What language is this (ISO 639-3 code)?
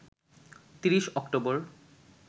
ben